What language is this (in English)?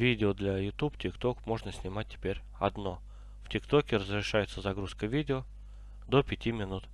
Russian